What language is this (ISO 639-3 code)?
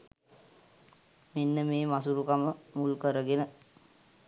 sin